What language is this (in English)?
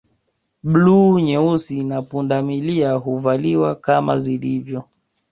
Swahili